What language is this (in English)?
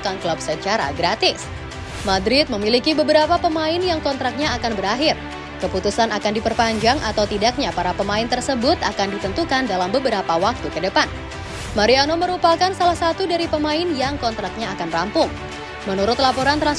Indonesian